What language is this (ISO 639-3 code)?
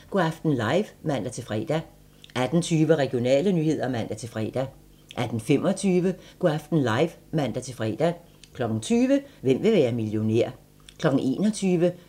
dan